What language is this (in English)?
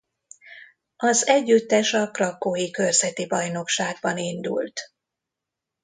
Hungarian